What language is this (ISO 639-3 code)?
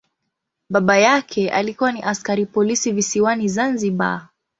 swa